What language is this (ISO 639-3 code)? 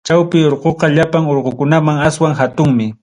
quy